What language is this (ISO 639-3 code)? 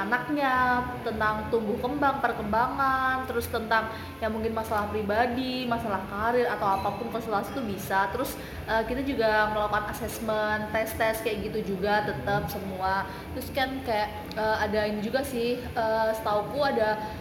ind